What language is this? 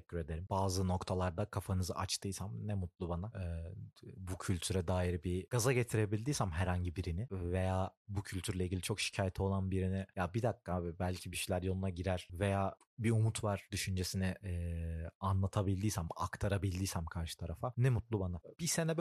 Turkish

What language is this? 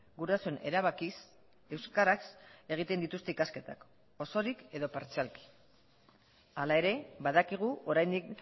Basque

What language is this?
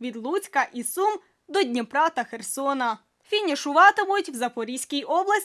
Ukrainian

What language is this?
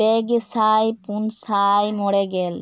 Santali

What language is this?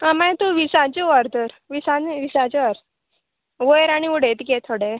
Konkani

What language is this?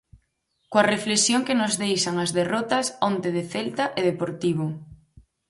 Galician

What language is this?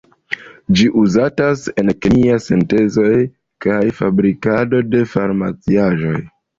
Esperanto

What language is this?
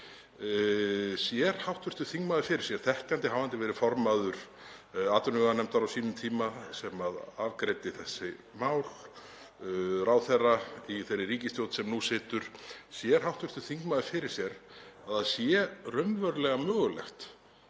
Icelandic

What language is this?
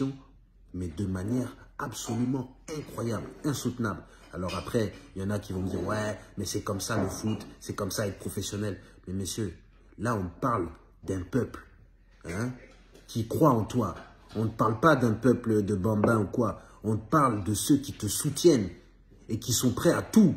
French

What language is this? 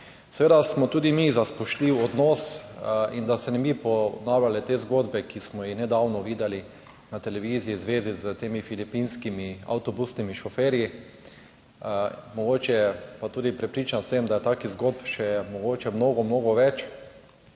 Slovenian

